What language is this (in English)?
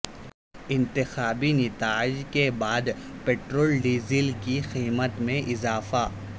Urdu